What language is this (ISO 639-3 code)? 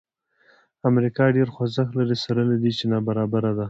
pus